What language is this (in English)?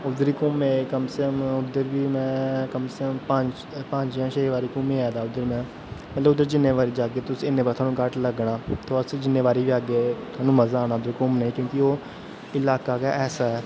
Dogri